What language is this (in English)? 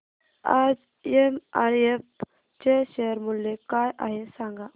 Marathi